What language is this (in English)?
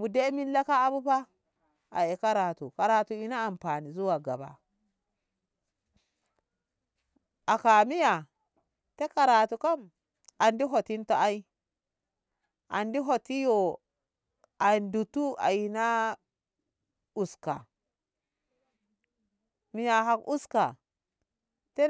Ngamo